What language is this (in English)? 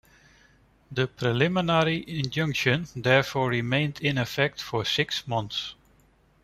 English